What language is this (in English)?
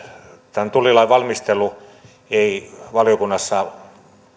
Finnish